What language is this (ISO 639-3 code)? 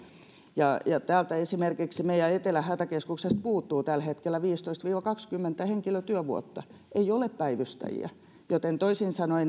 fin